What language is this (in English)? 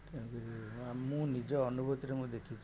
Odia